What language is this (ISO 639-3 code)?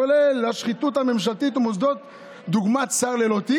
heb